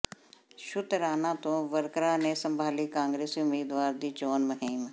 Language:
Punjabi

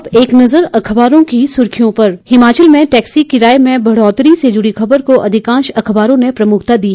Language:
Hindi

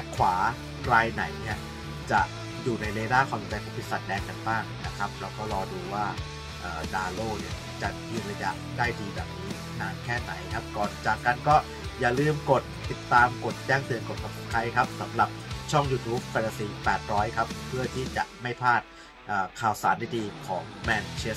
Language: Thai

